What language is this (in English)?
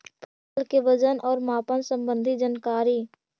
Magahi